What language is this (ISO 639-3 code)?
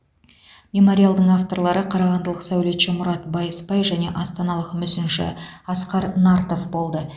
kaz